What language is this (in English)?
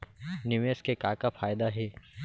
Chhattisgarhi